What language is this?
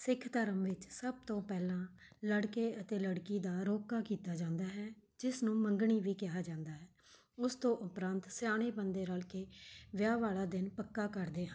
Punjabi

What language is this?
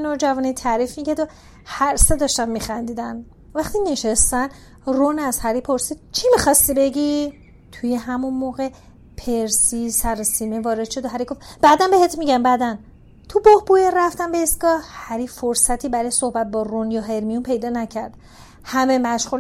Persian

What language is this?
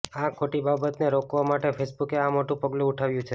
Gujarati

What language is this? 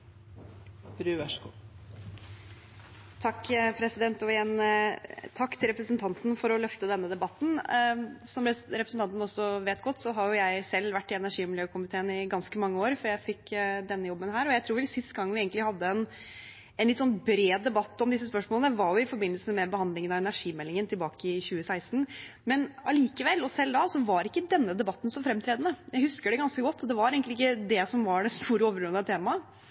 Norwegian Bokmål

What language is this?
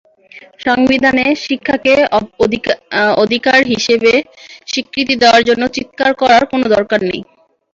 Bangla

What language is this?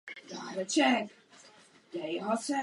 Czech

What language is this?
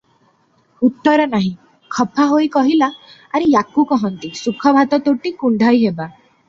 Odia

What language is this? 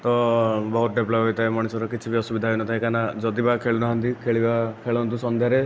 Odia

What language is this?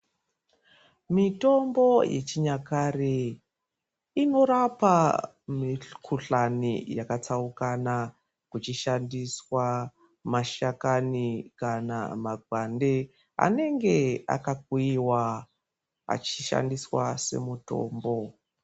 Ndau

